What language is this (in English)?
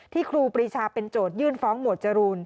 Thai